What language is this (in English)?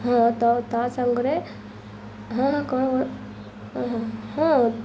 Odia